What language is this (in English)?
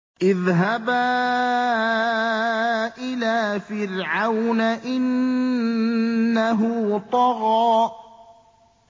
Arabic